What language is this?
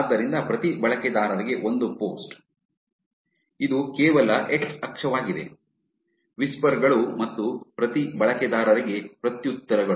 Kannada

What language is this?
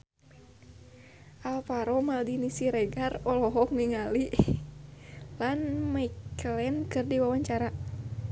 Sundanese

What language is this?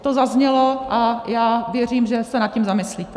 Czech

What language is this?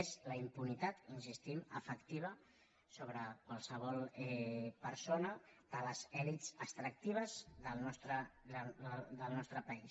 Catalan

